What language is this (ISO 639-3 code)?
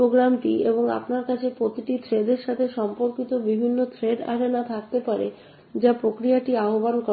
ben